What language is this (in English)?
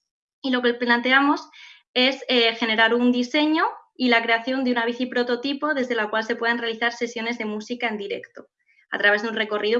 Spanish